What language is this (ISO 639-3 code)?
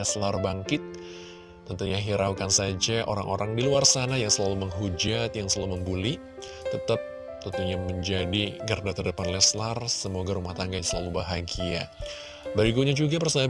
ind